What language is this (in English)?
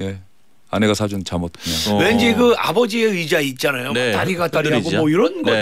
Korean